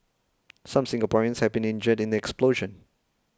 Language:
English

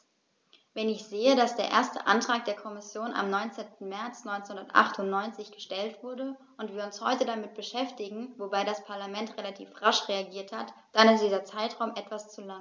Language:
German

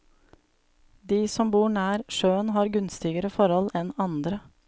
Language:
Norwegian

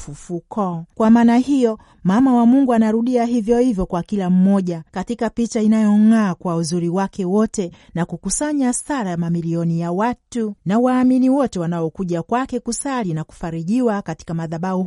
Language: Swahili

